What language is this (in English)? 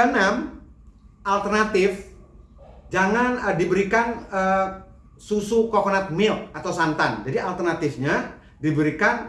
Indonesian